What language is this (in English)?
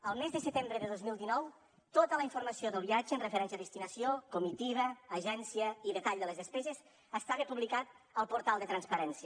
Catalan